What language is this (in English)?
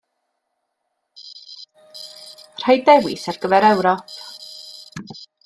Welsh